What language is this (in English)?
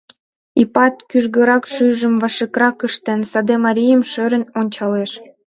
Mari